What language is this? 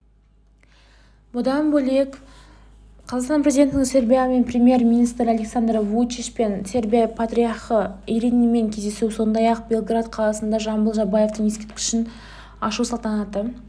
Kazakh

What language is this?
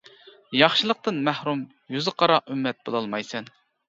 Uyghur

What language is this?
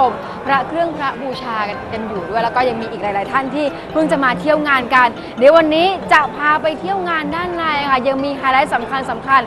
Thai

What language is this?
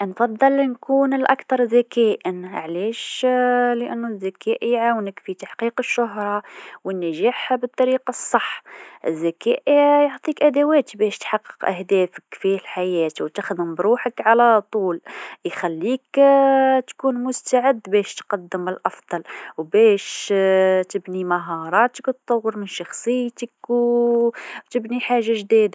Tunisian Arabic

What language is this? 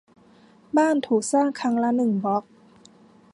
Thai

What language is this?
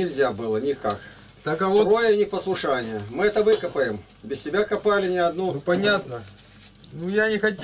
Russian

